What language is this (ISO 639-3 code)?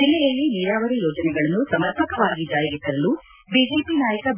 kan